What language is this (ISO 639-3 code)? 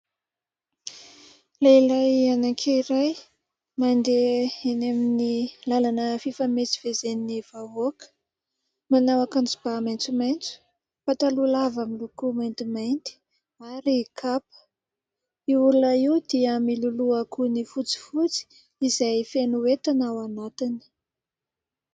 mlg